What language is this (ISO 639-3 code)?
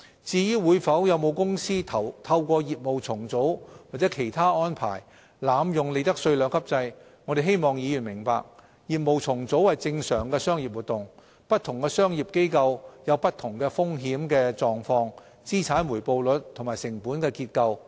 yue